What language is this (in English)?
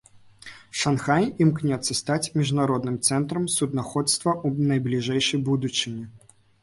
Belarusian